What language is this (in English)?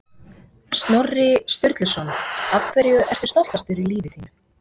Icelandic